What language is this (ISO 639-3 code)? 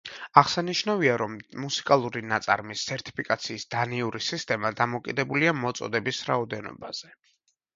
kat